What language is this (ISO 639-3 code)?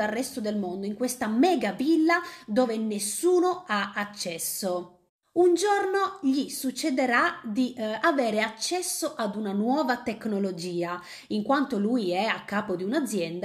ita